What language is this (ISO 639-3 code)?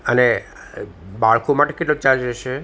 guj